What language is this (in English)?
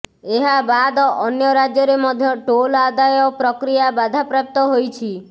Odia